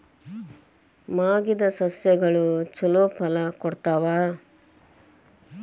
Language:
Kannada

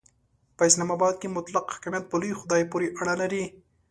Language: Pashto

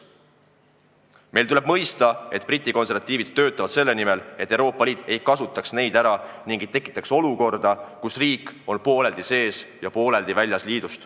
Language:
Estonian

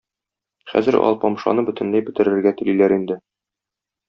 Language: Tatar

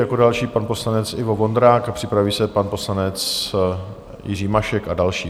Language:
Czech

